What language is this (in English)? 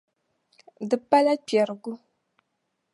Dagbani